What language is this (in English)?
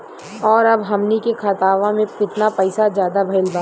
Bhojpuri